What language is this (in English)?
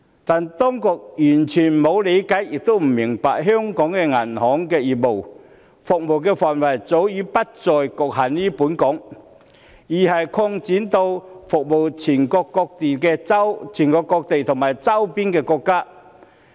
Cantonese